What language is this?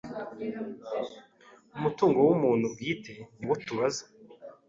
Kinyarwanda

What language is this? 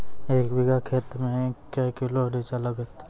Maithili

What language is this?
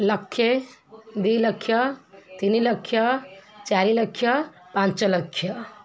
Odia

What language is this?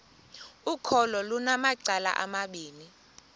Xhosa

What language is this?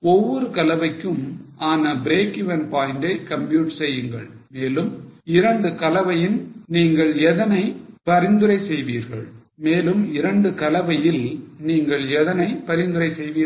Tamil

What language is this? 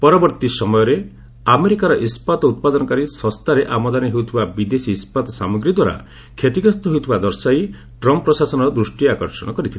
Odia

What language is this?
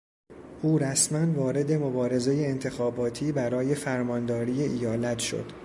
Persian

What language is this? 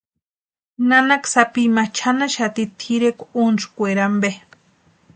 Western Highland Purepecha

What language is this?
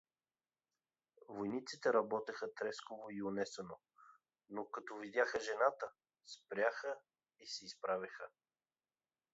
Bulgarian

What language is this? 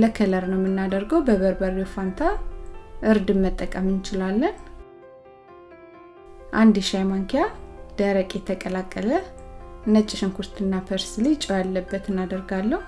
Amharic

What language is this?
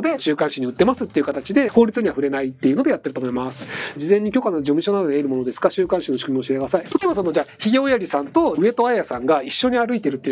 Japanese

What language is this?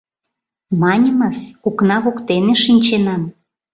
Mari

